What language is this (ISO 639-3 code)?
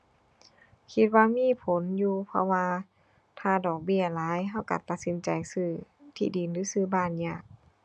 tha